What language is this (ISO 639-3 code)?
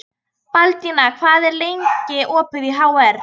isl